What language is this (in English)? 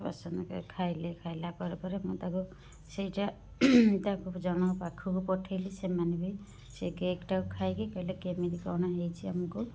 Odia